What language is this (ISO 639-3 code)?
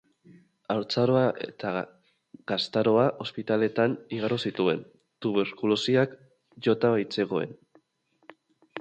eus